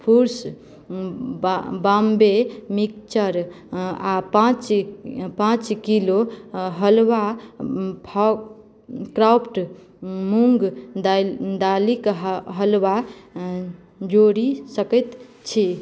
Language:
Maithili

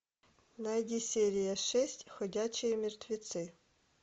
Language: Russian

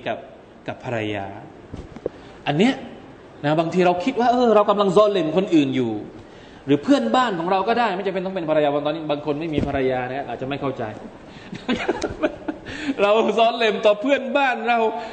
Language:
Thai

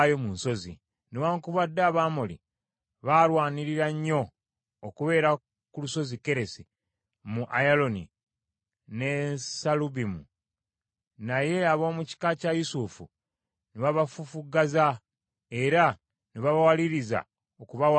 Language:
Ganda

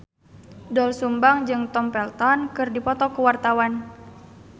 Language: Sundanese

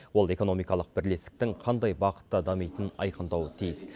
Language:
Kazakh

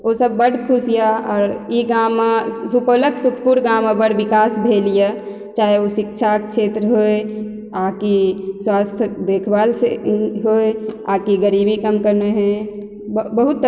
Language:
Maithili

